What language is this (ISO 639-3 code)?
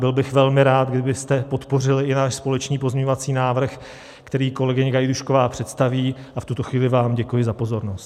ces